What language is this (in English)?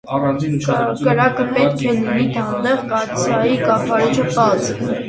Armenian